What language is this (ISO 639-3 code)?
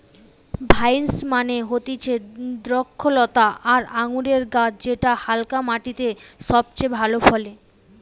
ben